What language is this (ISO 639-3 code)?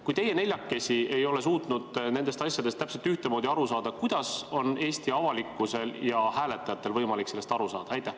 est